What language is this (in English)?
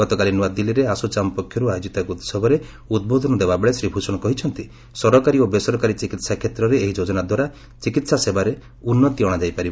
Odia